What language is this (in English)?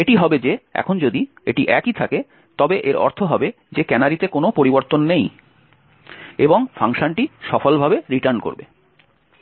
Bangla